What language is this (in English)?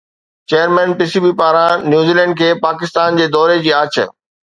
Sindhi